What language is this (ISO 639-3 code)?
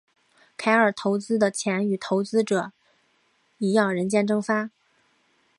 zho